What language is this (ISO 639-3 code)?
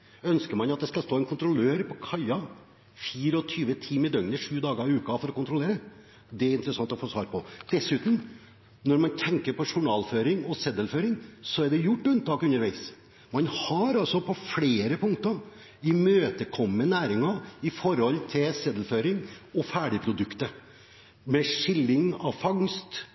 nob